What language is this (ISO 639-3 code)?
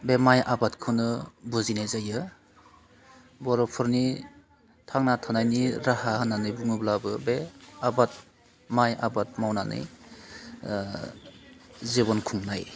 brx